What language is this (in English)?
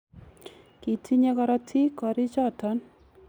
Kalenjin